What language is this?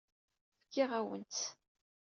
Kabyle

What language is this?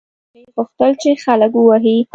Pashto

